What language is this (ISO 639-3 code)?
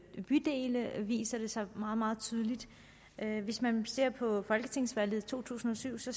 dan